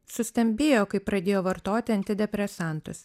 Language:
Lithuanian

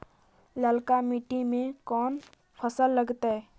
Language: Magahi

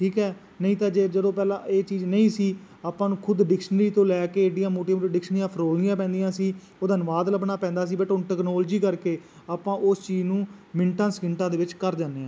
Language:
Punjabi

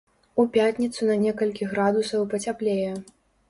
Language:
Belarusian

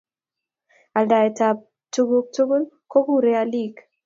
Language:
Kalenjin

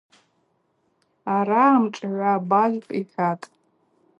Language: Abaza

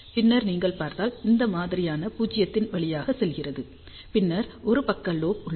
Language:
Tamil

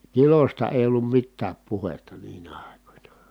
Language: Finnish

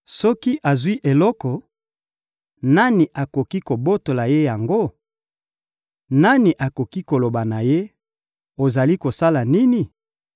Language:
Lingala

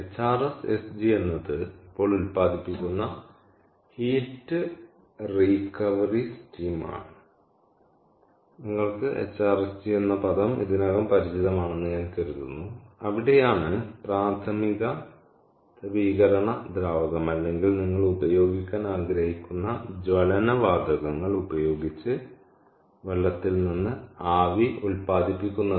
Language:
Malayalam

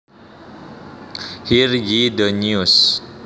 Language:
Javanese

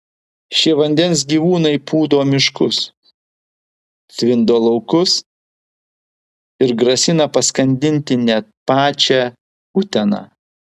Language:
Lithuanian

